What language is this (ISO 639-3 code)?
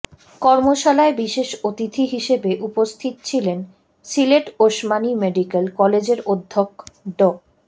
ben